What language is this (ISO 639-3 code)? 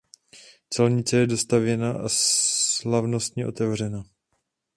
ces